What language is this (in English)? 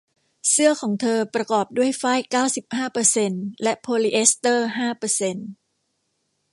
Thai